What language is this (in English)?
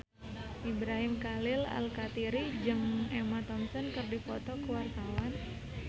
Sundanese